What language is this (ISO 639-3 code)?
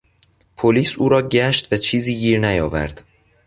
fas